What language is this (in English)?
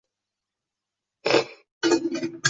Uzbek